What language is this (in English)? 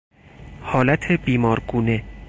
Persian